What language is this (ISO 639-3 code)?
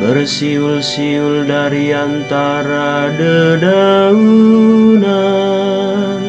ind